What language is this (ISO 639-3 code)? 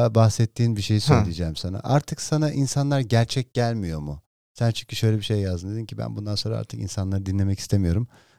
tur